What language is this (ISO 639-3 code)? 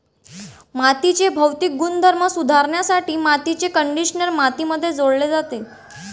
mar